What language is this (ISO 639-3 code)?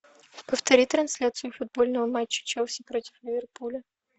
rus